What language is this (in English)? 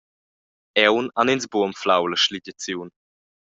Romansh